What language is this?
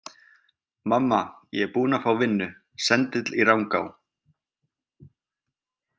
Icelandic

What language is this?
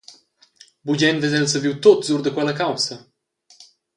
Romansh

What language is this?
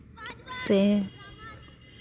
Santali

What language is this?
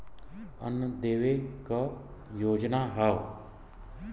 Bhojpuri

